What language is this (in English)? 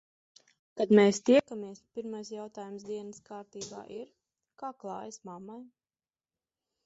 Latvian